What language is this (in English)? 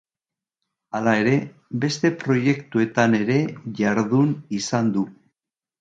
Basque